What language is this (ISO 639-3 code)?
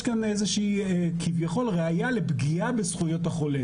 heb